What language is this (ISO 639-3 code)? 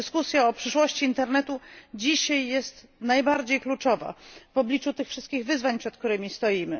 pol